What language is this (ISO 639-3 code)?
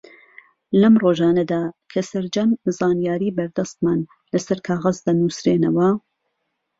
ckb